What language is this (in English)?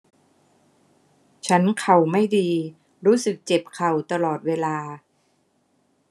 Thai